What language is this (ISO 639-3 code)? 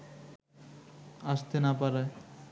ben